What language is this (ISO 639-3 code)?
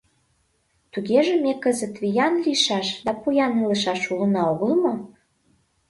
chm